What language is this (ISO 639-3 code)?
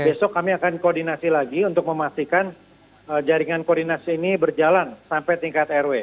ind